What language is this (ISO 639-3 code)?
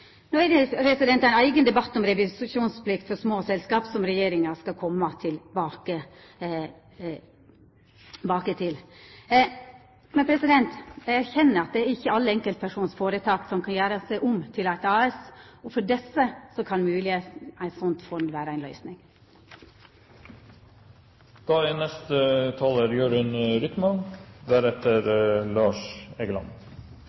nno